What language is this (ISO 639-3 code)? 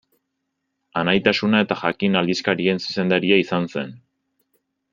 eus